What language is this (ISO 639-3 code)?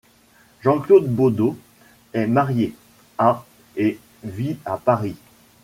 fra